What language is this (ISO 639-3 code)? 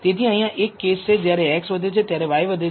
guj